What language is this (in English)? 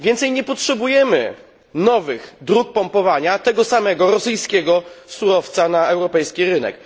Polish